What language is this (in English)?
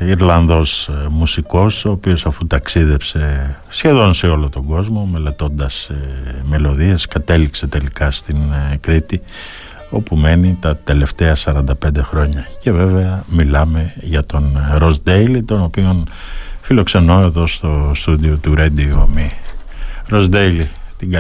Greek